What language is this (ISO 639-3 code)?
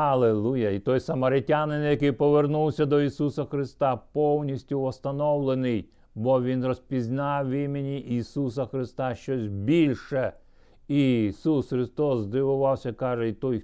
ukr